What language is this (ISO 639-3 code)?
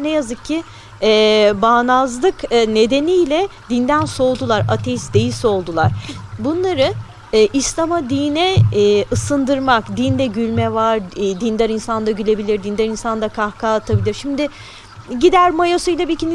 tur